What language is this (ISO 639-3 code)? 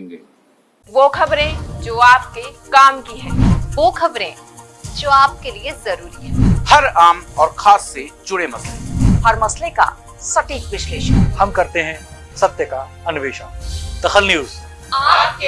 hin